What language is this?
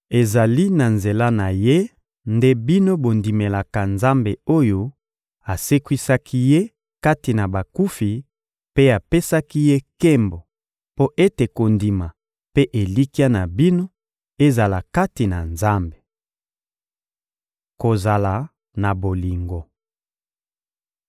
Lingala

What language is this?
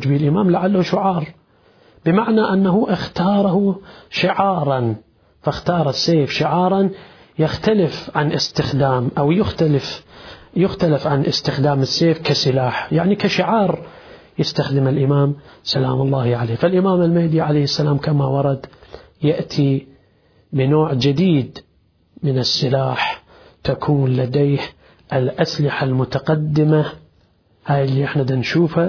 Arabic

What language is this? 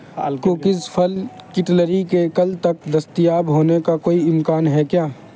Urdu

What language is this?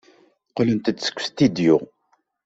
Kabyle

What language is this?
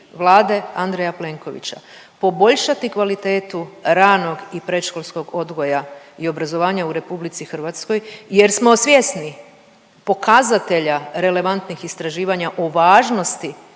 Croatian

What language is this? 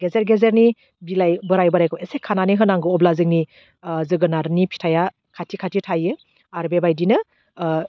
Bodo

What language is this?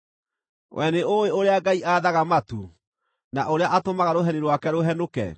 Kikuyu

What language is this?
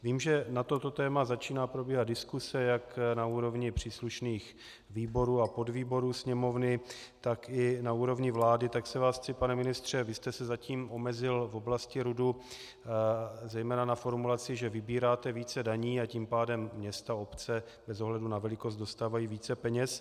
Czech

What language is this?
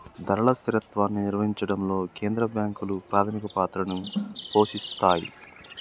Telugu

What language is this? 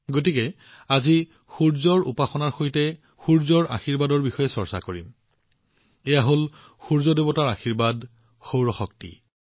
Assamese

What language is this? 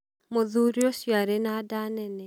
Kikuyu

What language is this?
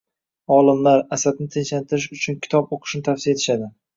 Uzbek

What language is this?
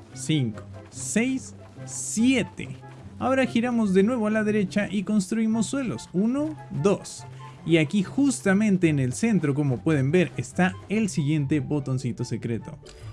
Spanish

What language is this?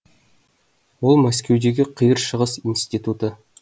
Kazakh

